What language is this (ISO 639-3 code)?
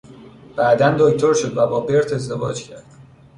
fas